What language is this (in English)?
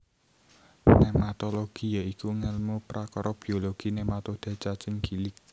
Javanese